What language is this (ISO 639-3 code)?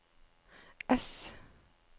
nor